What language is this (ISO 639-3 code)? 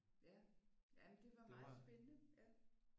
dan